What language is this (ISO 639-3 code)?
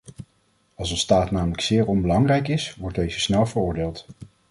nld